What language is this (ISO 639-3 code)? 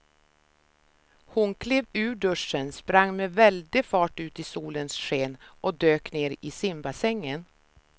swe